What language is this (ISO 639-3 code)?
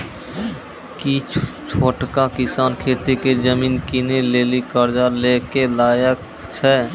mai